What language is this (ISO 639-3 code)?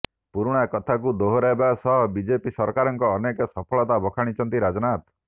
ori